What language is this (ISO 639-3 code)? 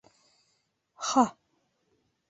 bak